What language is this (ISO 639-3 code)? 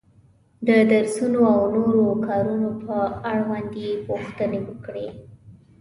pus